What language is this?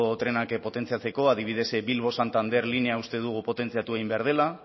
Basque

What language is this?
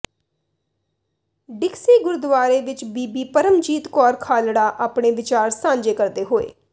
Punjabi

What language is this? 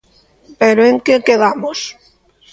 Galician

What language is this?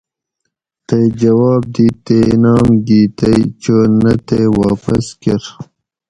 Gawri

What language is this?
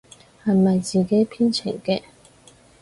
Cantonese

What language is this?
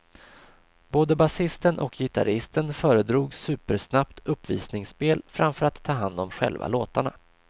Swedish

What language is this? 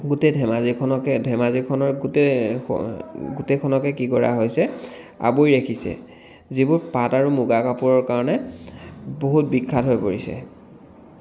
Assamese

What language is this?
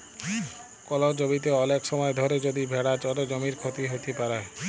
Bangla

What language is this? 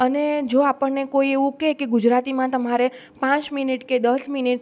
Gujarati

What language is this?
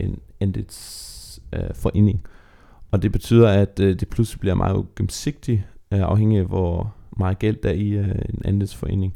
Danish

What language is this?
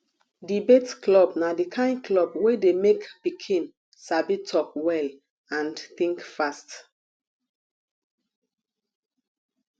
Nigerian Pidgin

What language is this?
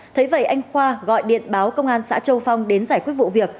Vietnamese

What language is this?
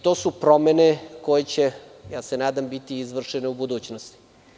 Serbian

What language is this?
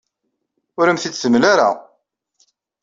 Kabyle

